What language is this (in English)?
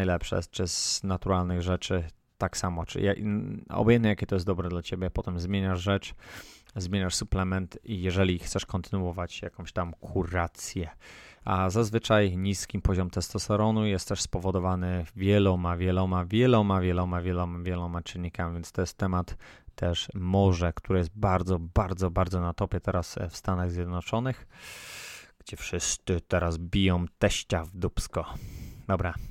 Polish